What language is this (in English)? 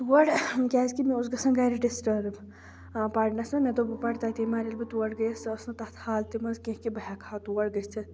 Kashmiri